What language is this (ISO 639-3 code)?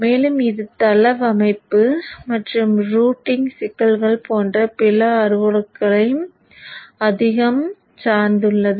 tam